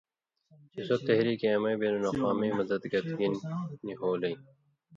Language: Indus Kohistani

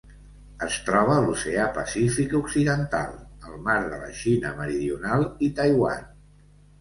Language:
Catalan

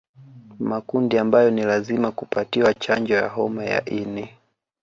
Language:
Swahili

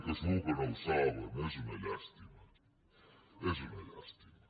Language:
Catalan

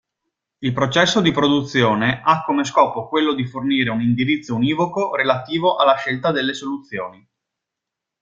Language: Italian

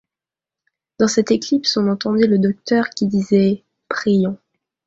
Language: French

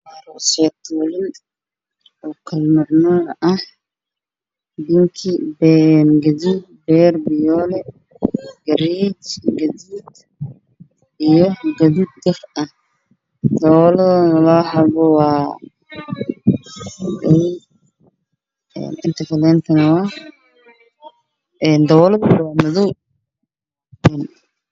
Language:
Somali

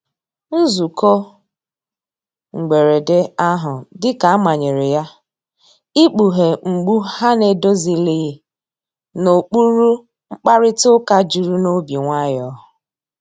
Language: Igbo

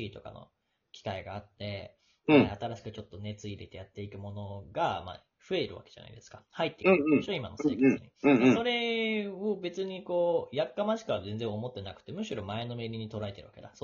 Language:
Japanese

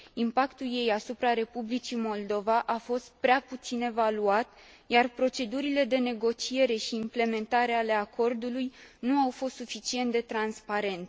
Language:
Romanian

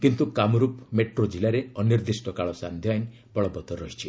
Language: Odia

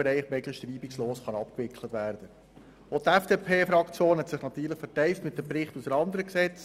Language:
Swiss German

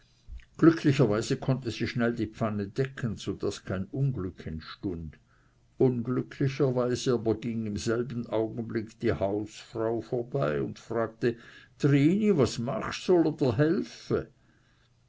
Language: German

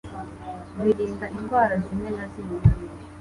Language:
Kinyarwanda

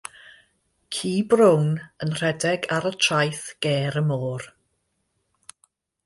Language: Welsh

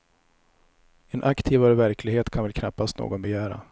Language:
Swedish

